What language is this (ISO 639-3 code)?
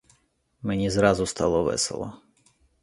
ukr